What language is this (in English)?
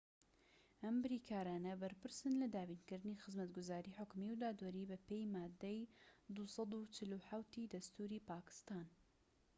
Central Kurdish